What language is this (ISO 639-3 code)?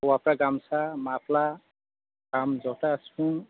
brx